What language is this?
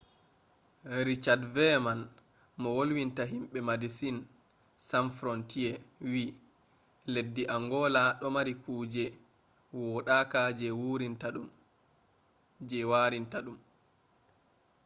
Fula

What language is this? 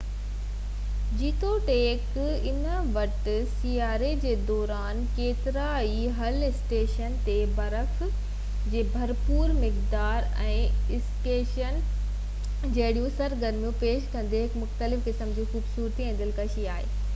Sindhi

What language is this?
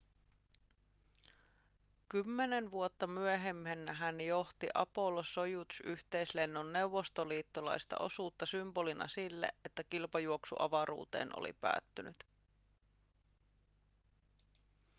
Finnish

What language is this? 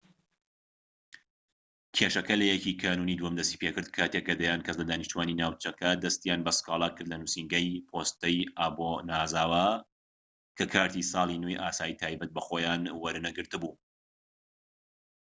Central Kurdish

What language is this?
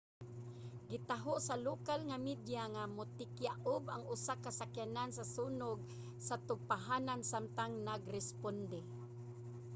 Cebuano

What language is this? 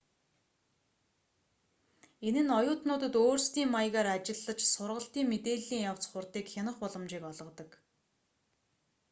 Mongolian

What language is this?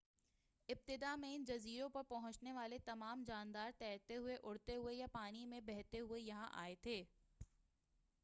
Urdu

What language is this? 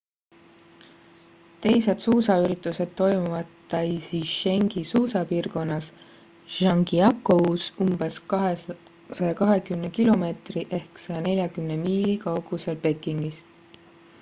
Estonian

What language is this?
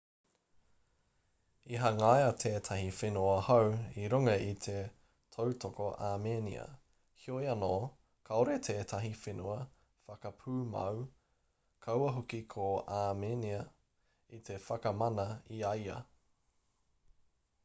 Māori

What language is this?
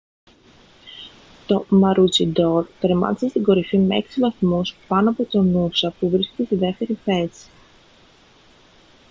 Greek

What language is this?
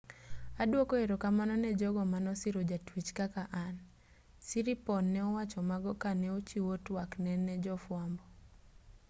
Luo (Kenya and Tanzania)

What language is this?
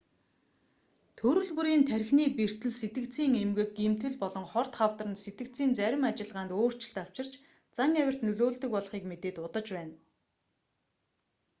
Mongolian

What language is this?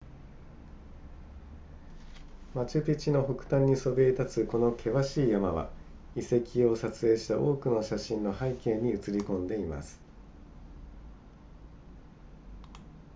Japanese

